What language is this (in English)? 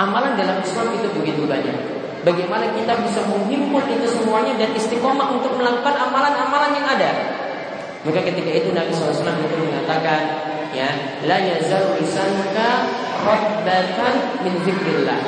Indonesian